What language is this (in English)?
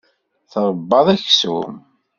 Kabyle